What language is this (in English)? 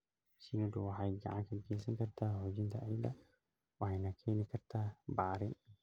Somali